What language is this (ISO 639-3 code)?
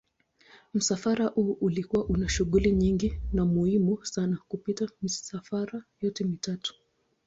swa